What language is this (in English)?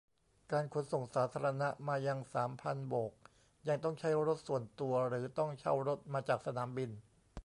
Thai